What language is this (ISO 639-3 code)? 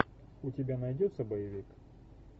rus